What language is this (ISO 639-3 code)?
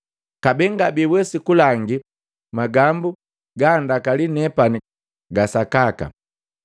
mgv